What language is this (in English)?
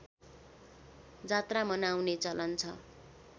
Nepali